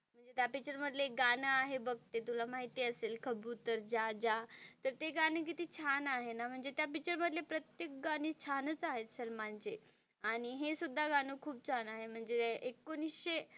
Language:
Marathi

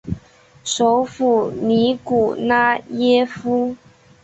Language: Chinese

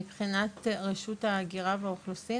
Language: Hebrew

